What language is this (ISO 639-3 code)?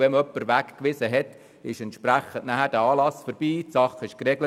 gsw